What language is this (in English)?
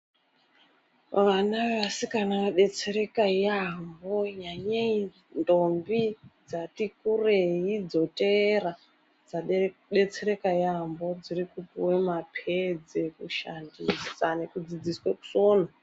Ndau